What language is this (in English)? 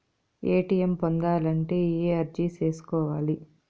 Telugu